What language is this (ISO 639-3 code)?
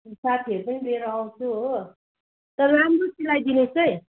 nep